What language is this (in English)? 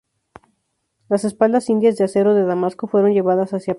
Spanish